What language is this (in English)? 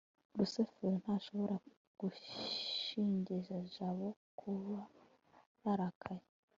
Kinyarwanda